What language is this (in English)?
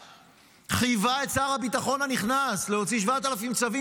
Hebrew